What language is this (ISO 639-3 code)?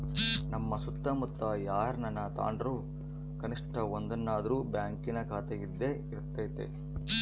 kan